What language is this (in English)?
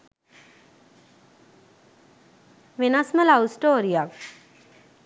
Sinhala